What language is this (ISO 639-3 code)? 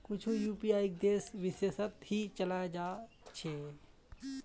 mag